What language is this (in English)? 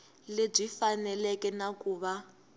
Tsonga